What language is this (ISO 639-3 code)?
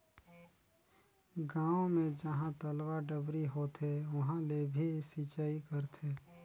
hne